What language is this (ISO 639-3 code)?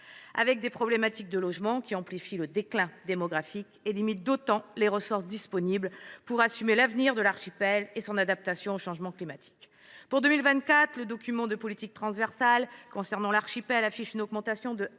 fra